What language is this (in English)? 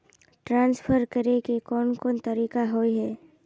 Magahi